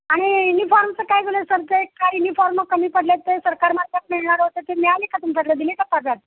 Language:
Marathi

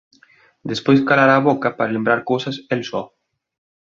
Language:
Galician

